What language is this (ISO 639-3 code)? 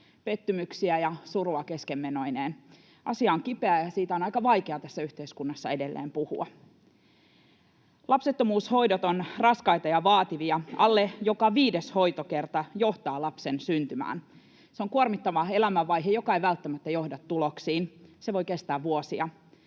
fin